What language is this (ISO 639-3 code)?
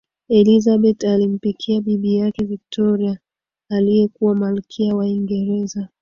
swa